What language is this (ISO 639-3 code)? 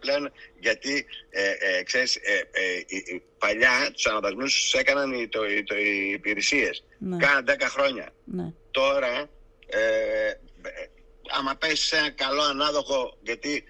ell